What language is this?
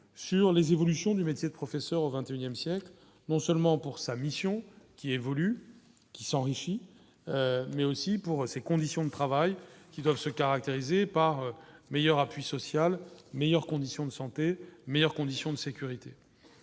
French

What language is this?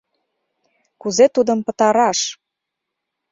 Mari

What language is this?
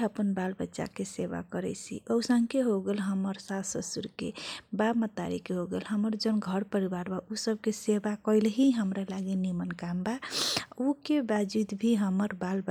Kochila Tharu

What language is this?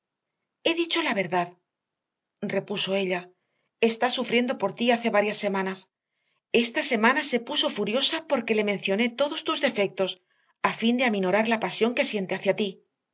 Spanish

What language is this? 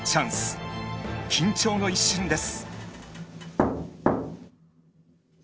Japanese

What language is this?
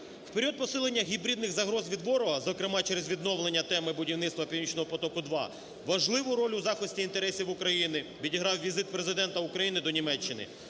Ukrainian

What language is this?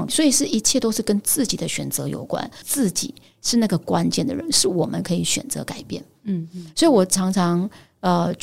Chinese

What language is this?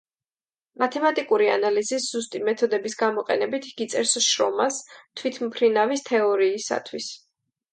Georgian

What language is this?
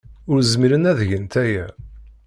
Kabyle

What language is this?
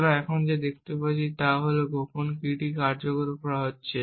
Bangla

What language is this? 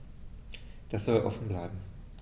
German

